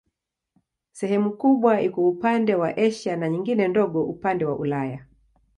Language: Swahili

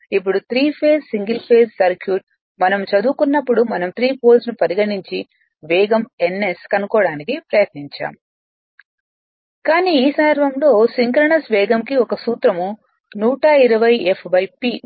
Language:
Telugu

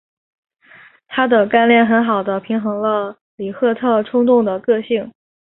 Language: Chinese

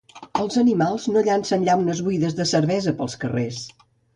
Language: Catalan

